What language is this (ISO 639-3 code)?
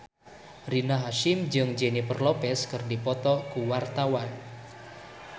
sun